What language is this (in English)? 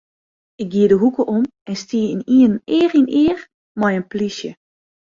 Western Frisian